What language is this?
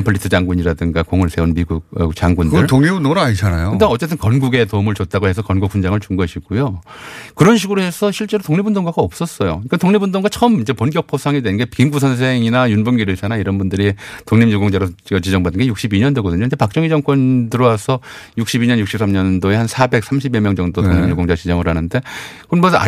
Korean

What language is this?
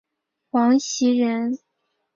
Chinese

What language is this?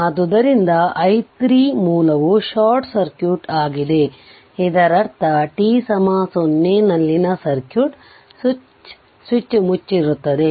Kannada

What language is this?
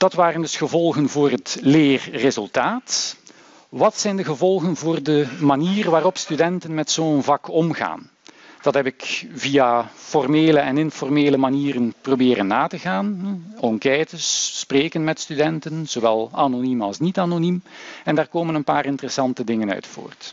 Dutch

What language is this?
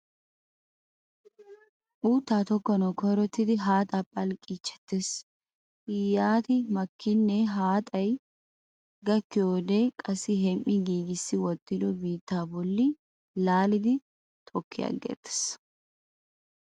Wolaytta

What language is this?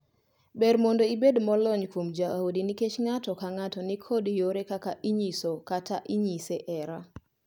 Luo (Kenya and Tanzania)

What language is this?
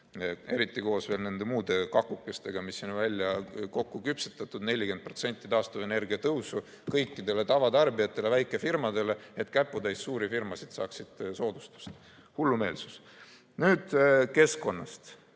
Estonian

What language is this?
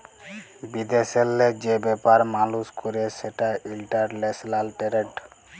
Bangla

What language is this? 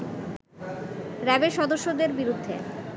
Bangla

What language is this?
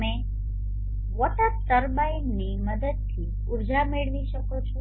Gujarati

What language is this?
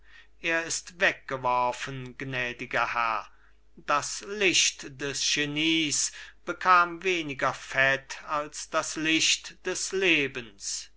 German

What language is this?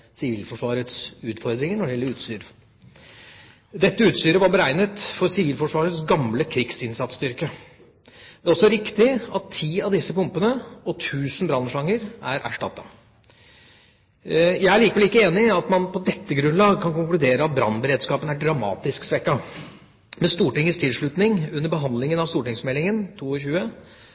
Norwegian Bokmål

